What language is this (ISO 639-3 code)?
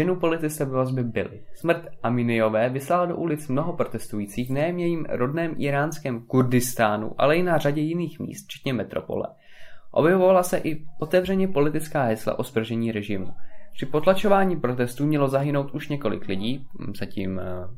ces